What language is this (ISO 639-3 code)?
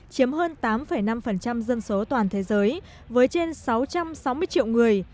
vie